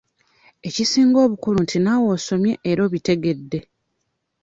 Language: Ganda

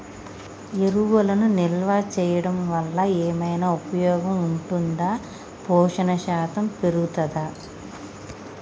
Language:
Telugu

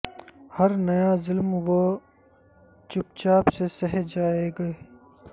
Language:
Urdu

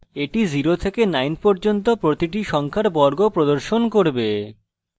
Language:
Bangla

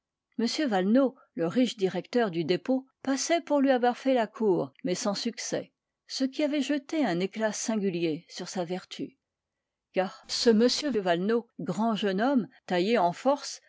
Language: French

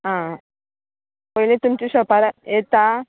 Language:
Konkani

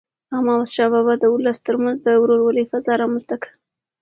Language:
Pashto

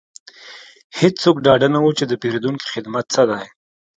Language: Pashto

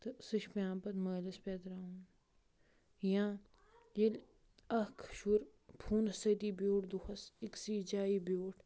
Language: Kashmiri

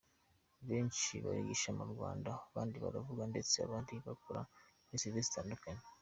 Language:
Kinyarwanda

